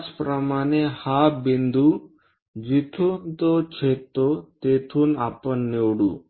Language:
Marathi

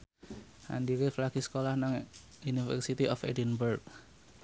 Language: Javanese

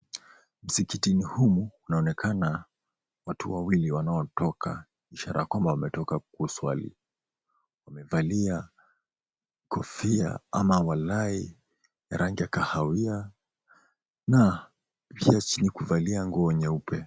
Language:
Swahili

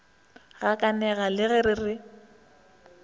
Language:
Northern Sotho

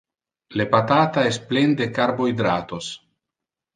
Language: Interlingua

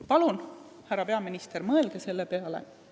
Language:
Estonian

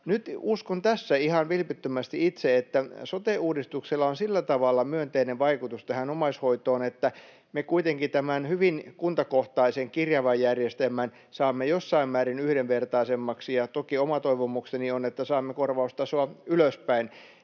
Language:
Finnish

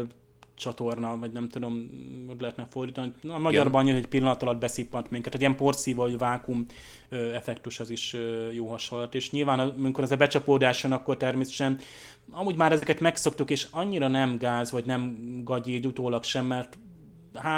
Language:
Hungarian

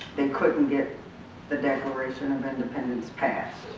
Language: English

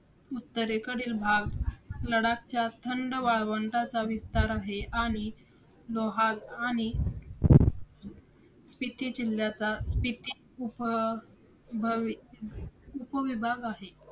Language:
Marathi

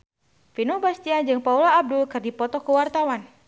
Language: Sundanese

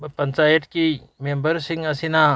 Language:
Manipuri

